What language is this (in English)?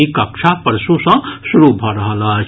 Maithili